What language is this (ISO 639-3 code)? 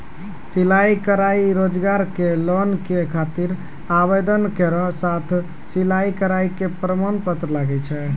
mai